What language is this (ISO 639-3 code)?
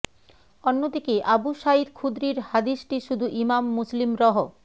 ben